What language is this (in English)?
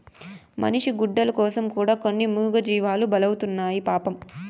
Telugu